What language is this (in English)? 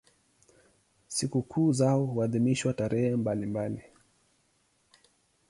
Swahili